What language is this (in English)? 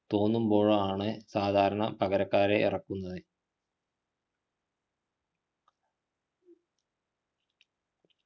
Malayalam